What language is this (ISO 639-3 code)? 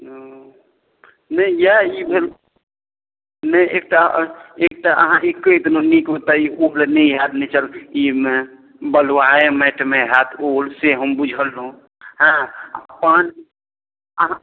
mai